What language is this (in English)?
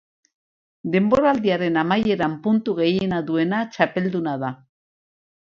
Basque